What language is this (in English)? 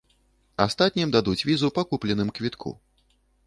Belarusian